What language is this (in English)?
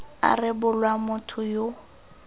Tswana